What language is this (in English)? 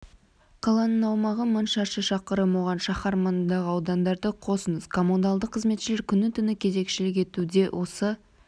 Kazakh